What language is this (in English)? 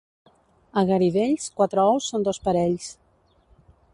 Catalan